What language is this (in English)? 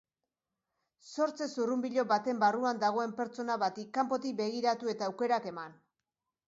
Basque